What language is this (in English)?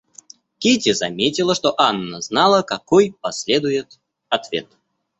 Russian